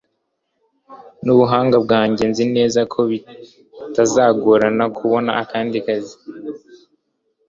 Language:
Kinyarwanda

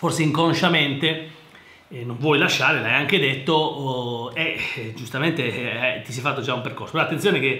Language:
Italian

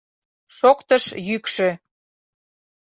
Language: Mari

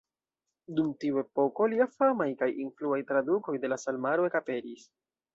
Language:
Esperanto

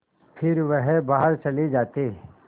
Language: Hindi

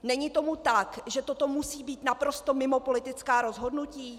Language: Czech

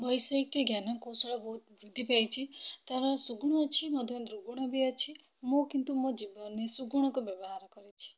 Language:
Odia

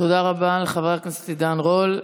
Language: Hebrew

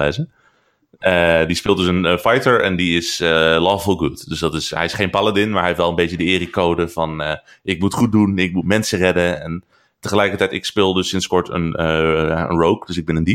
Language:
Dutch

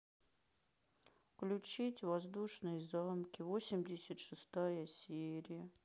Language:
Russian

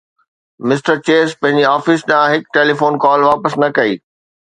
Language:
Sindhi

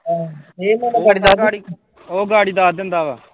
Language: Punjabi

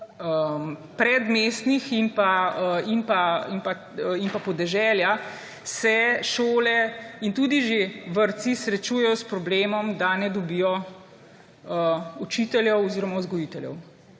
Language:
Slovenian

